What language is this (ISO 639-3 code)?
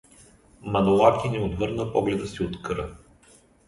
bul